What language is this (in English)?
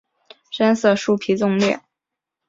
Chinese